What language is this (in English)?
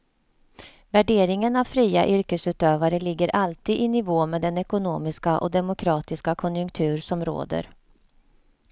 Swedish